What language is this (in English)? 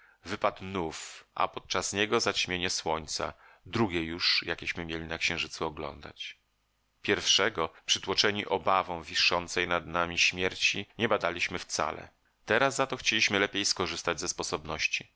Polish